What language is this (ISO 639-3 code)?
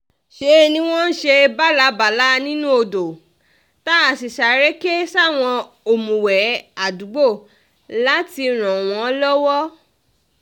yor